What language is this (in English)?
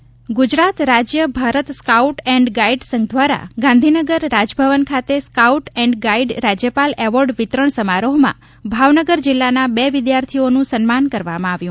Gujarati